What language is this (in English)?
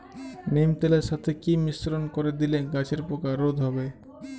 Bangla